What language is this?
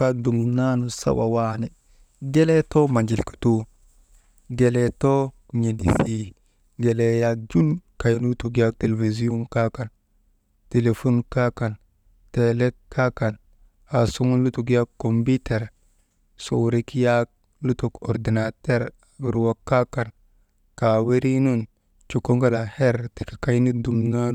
Maba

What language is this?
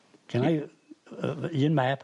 Welsh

